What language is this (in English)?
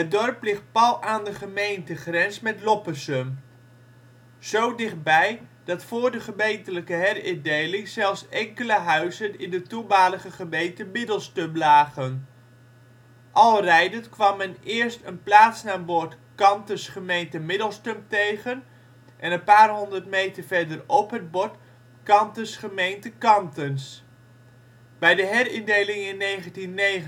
Dutch